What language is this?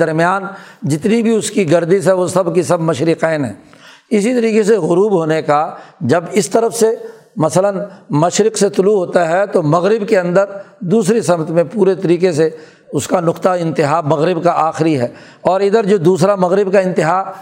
Urdu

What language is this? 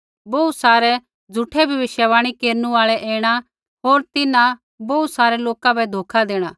Kullu Pahari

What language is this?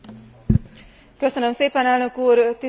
Hungarian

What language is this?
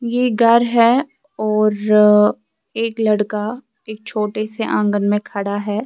Urdu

